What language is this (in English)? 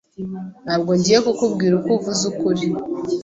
Kinyarwanda